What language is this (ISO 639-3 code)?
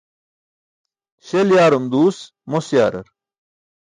bsk